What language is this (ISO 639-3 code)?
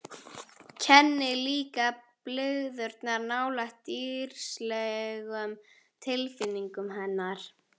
isl